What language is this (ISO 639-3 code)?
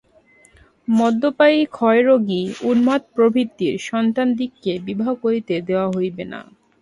ben